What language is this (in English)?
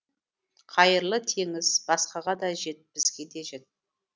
Kazakh